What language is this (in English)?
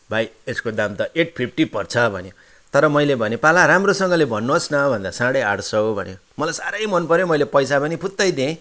Nepali